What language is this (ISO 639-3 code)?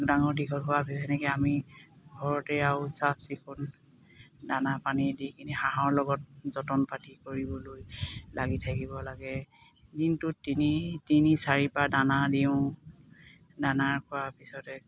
asm